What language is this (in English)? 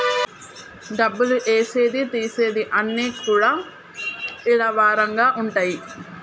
Telugu